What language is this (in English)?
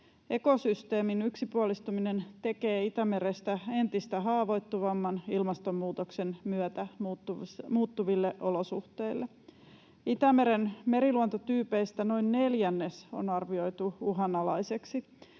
Finnish